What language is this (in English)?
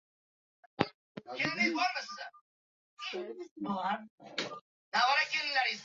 Uzbek